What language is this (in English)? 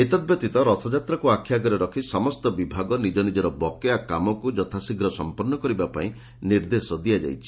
Odia